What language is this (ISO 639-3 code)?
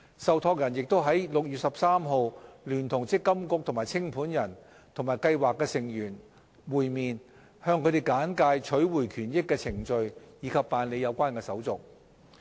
yue